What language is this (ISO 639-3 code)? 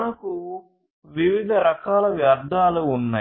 tel